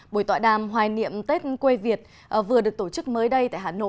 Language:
Vietnamese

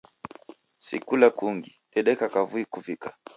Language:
Taita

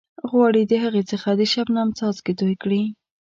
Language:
Pashto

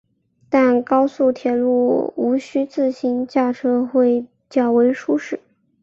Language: Chinese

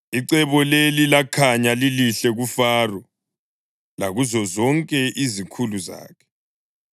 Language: North Ndebele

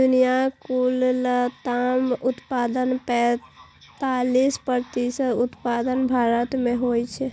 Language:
Maithili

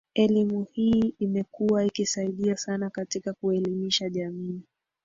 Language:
Swahili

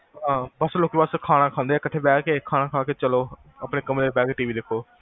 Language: Punjabi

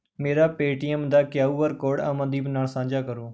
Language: Punjabi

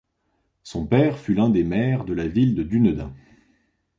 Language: French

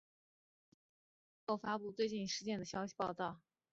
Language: Chinese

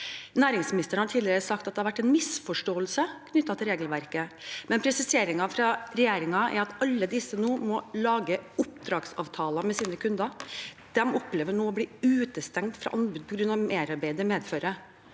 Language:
Norwegian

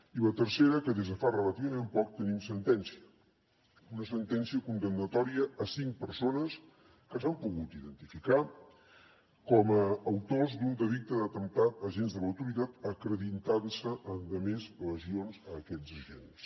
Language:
Catalan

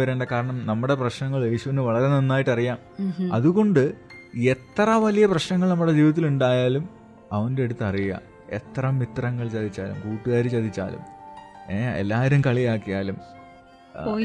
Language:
Malayalam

